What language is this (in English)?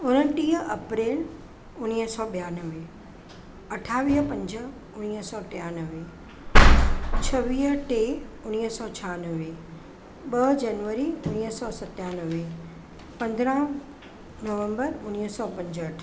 Sindhi